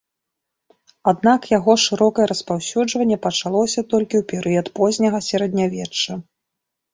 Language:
Belarusian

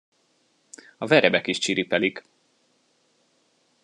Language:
Hungarian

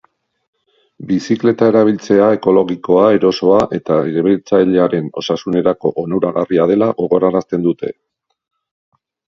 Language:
Basque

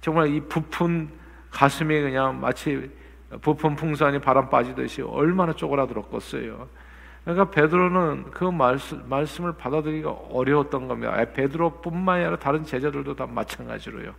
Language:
Korean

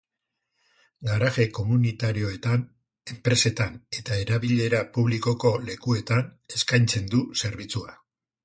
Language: Basque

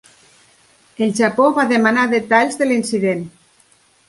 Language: Catalan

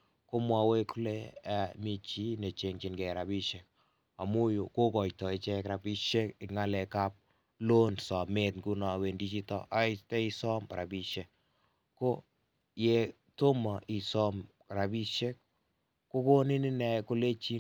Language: Kalenjin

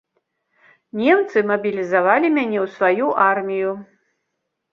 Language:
Belarusian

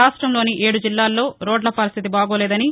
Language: Telugu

